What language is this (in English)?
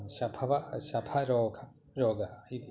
Sanskrit